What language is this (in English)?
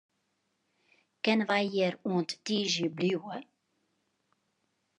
Western Frisian